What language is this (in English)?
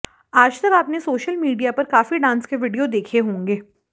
Hindi